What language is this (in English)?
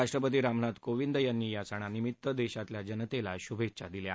Marathi